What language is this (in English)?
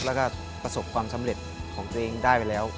Thai